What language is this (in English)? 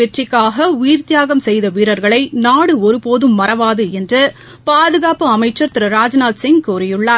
Tamil